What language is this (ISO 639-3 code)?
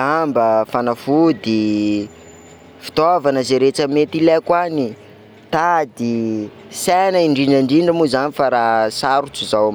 skg